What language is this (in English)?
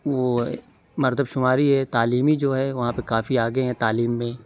Urdu